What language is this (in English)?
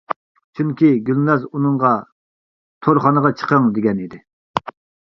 Uyghur